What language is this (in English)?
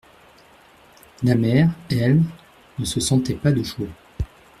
French